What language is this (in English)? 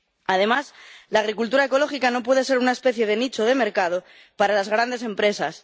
Spanish